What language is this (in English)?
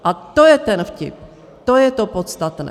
Czech